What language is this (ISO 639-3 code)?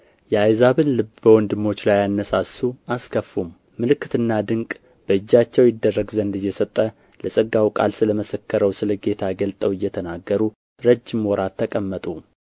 amh